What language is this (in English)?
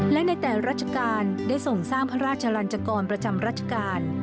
Thai